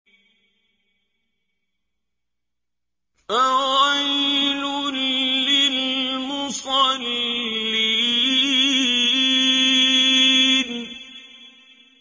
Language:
Arabic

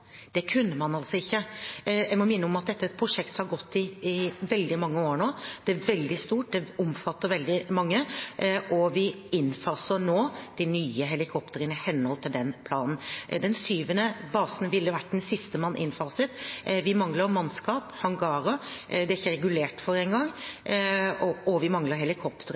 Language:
Norwegian Bokmål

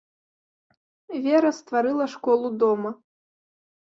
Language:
Belarusian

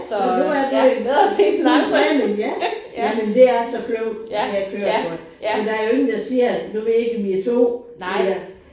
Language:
Danish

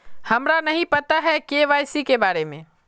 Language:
Magahi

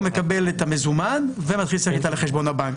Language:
Hebrew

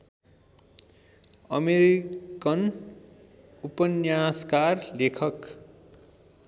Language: Nepali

